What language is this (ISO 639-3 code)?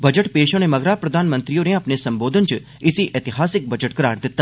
doi